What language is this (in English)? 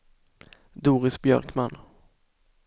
Swedish